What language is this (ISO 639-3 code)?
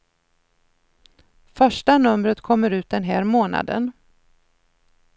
swe